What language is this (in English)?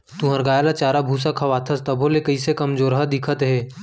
Chhattisgarhi